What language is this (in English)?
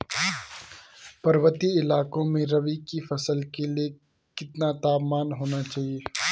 Hindi